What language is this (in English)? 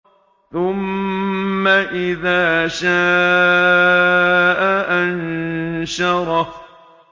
Arabic